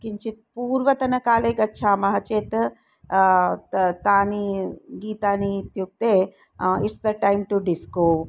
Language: Sanskrit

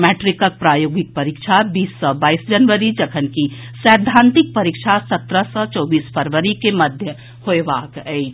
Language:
Maithili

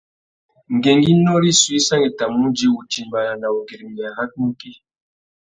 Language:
Tuki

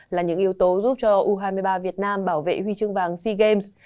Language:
Vietnamese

